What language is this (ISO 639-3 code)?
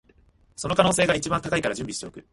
jpn